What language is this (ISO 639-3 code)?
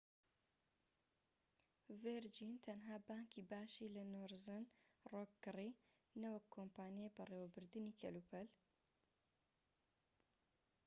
ckb